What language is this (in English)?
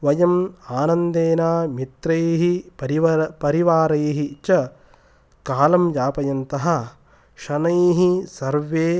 Sanskrit